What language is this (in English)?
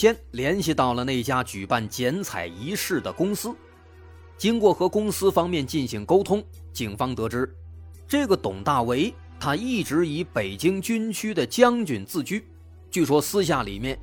Chinese